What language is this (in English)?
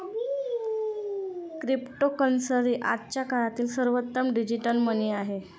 Marathi